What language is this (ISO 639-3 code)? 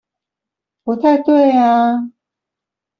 zho